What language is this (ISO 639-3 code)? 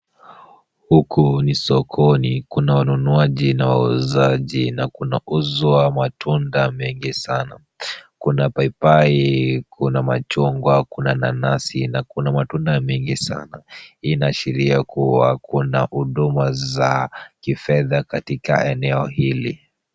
swa